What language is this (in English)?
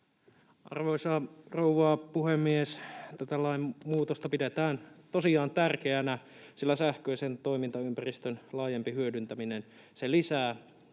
Finnish